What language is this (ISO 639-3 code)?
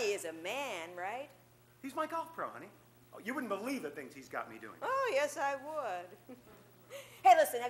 eng